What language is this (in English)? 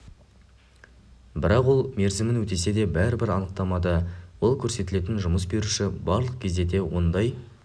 Kazakh